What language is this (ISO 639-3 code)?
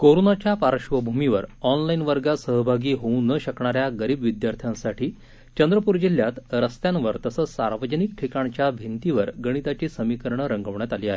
mar